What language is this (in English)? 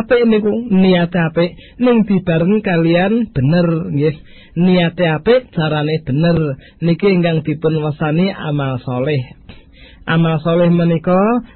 Malay